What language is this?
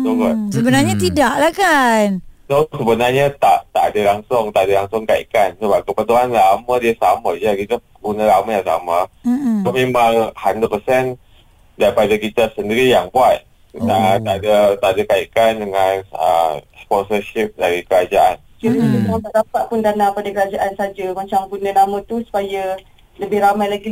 Malay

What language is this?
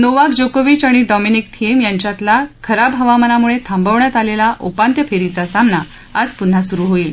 Marathi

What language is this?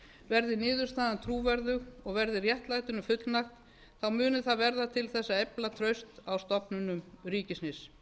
Icelandic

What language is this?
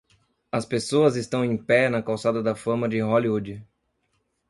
Portuguese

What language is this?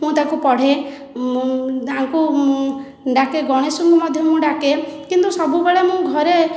Odia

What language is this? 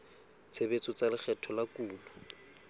Southern Sotho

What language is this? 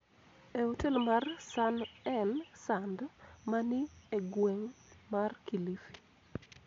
Luo (Kenya and Tanzania)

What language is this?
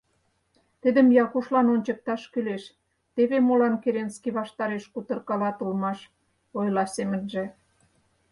Mari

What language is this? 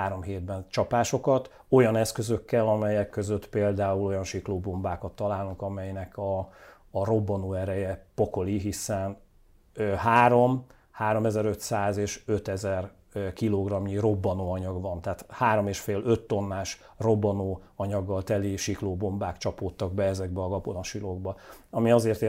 Hungarian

